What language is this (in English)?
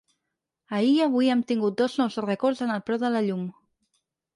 Catalan